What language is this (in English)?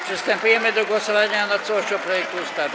Polish